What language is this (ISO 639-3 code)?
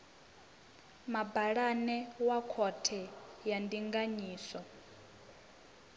ven